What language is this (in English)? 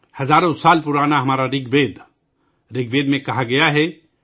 Urdu